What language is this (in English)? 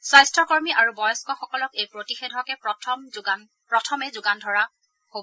Assamese